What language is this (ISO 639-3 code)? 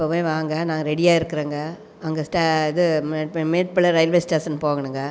tam